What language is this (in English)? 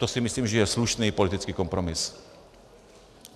Czech